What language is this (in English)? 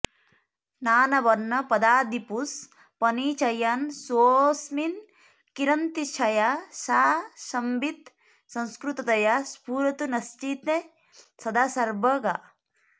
Sanskrit